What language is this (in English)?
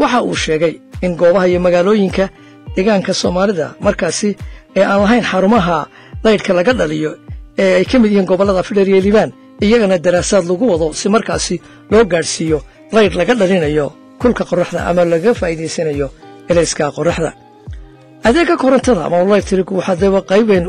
Arabic